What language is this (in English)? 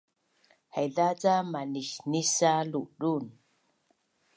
Bunun